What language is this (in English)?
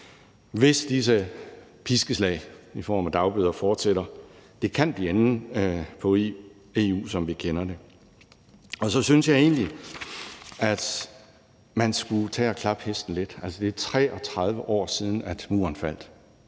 Danish